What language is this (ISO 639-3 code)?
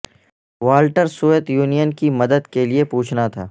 urd